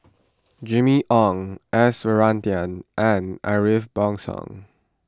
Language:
English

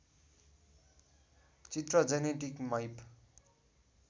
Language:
Nepali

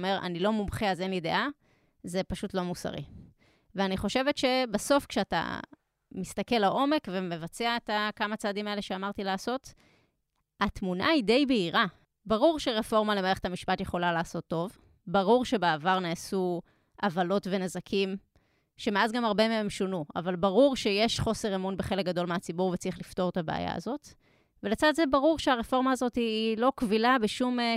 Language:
Hebrew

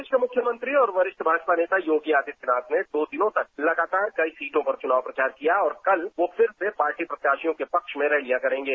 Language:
Hindi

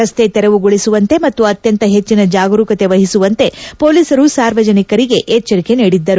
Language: Kannada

